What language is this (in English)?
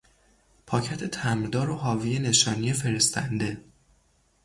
Persian